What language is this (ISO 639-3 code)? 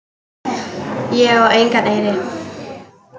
isl